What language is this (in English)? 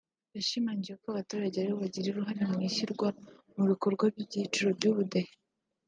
Kinyarwanda